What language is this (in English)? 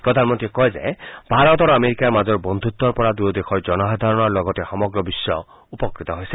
Assamese